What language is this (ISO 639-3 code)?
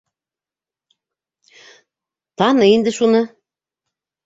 bak